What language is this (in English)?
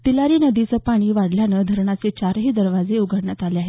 Marathi